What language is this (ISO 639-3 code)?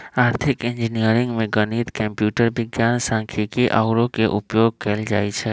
mag